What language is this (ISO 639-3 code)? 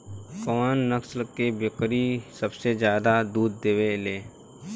bho